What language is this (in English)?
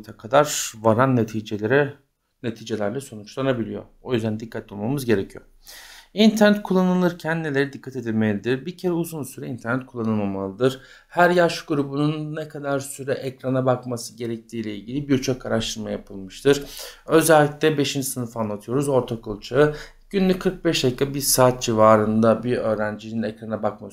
Turkish